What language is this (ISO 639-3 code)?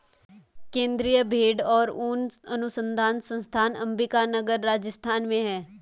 hin